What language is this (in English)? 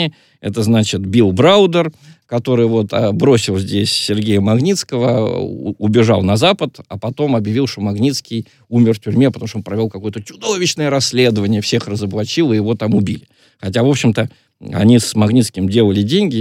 Russian